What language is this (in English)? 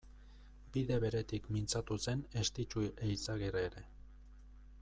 Basque